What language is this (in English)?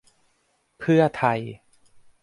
Thai